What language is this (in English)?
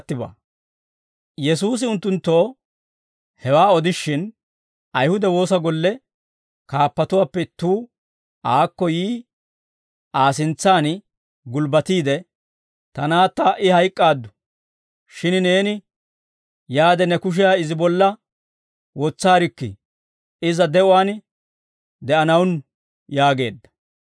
Dawro